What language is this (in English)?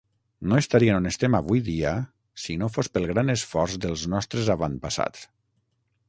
Catalan